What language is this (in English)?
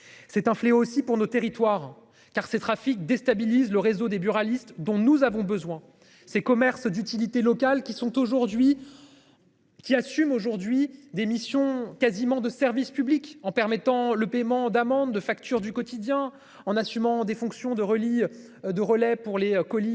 French